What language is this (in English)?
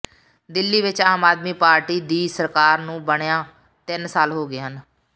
Punjabi